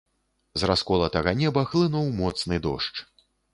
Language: Belarusian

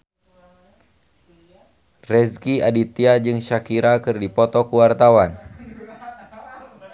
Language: Sundanese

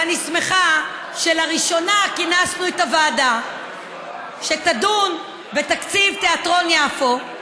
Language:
Hebrew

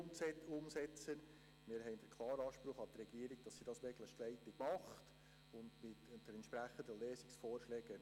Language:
Swiss German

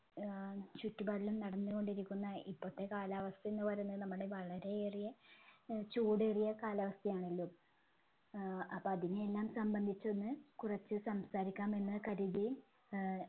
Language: Malayalam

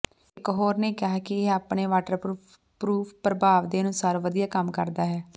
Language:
Punjabi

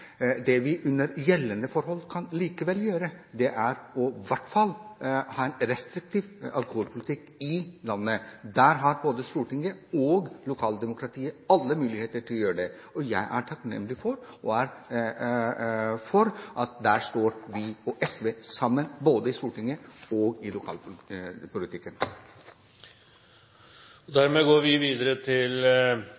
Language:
Norwegian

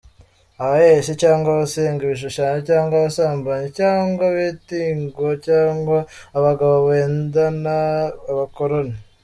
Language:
Kinyarwanda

